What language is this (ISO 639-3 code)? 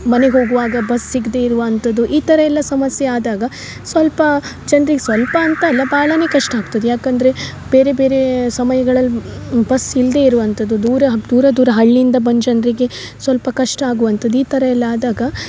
kan